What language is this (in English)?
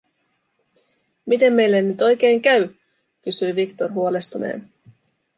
Finnish